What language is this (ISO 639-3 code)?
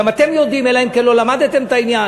heb